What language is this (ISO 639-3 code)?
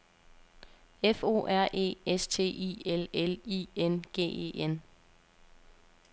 dan